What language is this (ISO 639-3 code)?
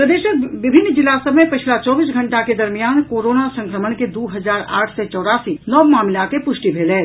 mai